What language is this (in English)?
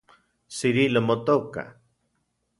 Central Puebla Nahuatl